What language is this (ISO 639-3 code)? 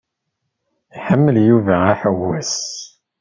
kab